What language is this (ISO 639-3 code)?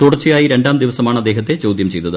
mal